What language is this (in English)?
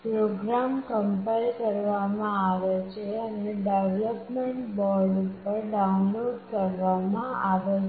Gujarati